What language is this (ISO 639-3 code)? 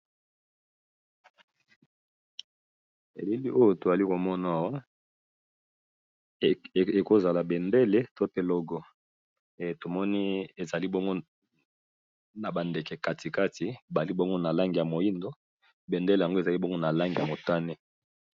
lin